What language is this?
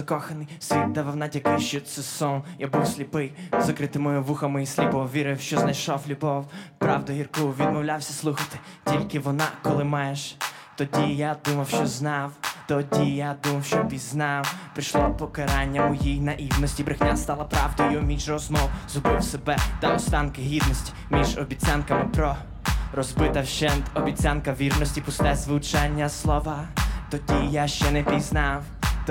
Ukrainian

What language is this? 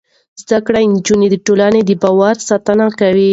Pashto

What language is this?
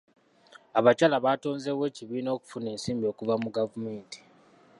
Ganda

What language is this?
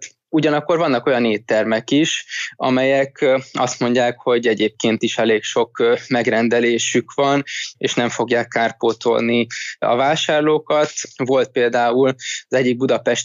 Hungarian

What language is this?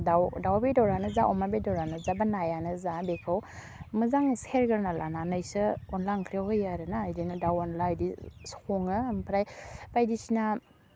Bodo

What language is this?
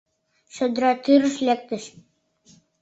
Mari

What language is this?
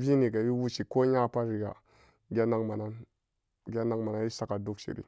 Samba Daka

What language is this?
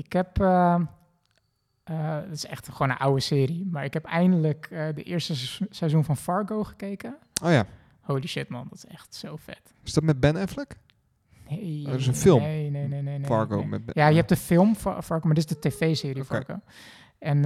Dutch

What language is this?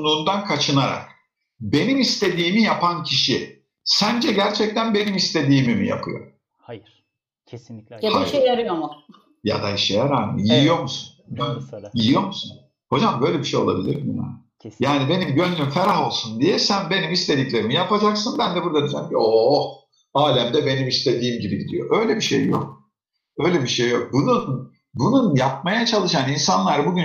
Turkish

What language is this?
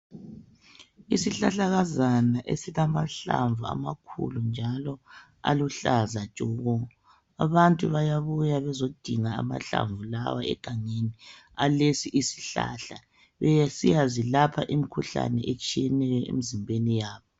North Ndebele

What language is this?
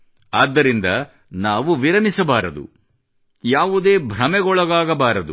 Kannada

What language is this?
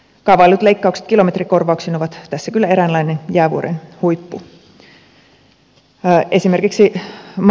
Finnish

